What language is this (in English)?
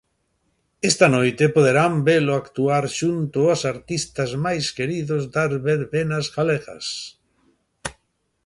Galician